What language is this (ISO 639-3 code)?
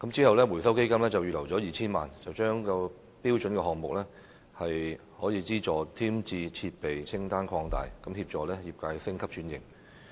yue